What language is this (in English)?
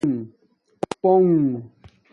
Domaaki